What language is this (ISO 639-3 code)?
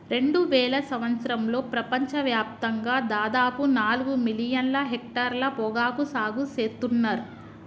tel